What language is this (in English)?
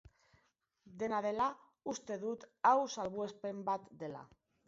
Basque